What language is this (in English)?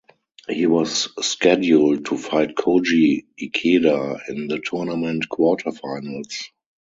English